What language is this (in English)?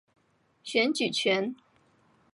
Chinese